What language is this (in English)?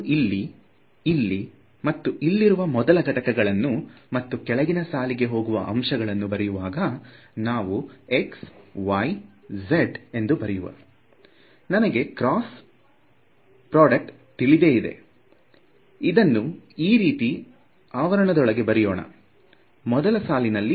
Kannada